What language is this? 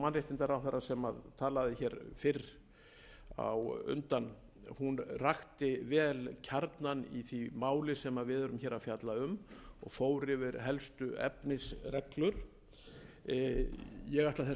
Icelandic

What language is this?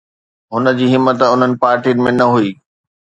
Sindhi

